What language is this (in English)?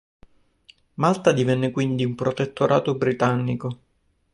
Italian